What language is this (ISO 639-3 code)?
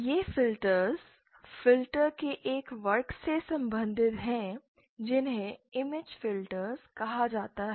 hin